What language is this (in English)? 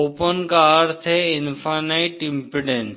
Hindi